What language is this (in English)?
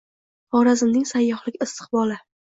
Uzbek